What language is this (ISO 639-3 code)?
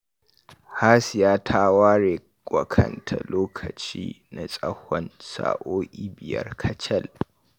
hau